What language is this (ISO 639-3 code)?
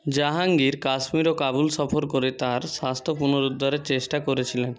ben